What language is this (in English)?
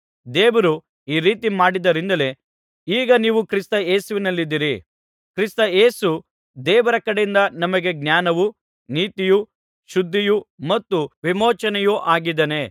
Kannada